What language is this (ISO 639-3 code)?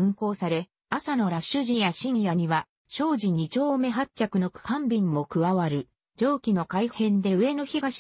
jpn